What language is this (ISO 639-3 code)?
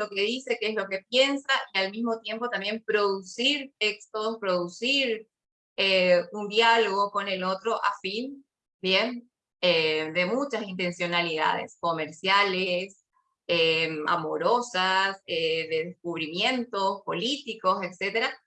spa